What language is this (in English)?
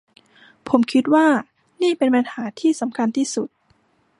Thai